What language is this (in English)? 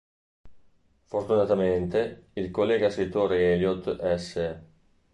Italian